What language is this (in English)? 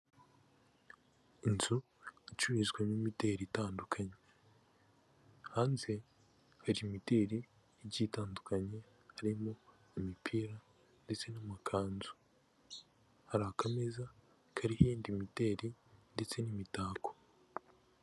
Kinyarwanda